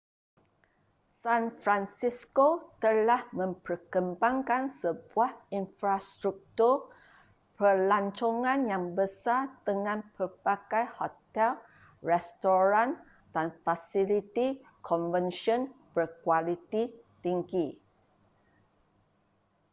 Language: Malay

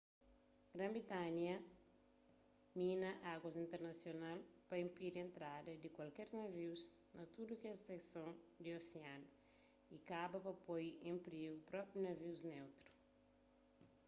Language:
Kabuverdianu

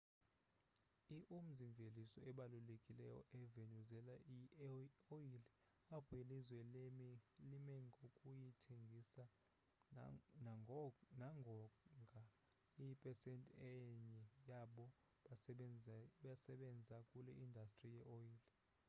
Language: Xhosa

